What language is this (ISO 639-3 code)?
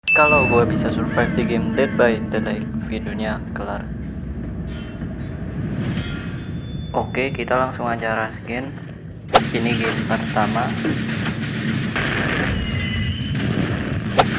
ind